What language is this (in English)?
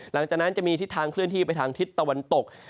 Thai